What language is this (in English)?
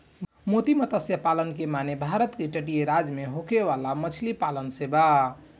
Bhojpuri